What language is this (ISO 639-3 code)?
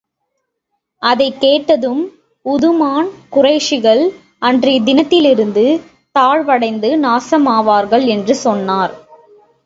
tam